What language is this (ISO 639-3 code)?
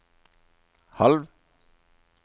nor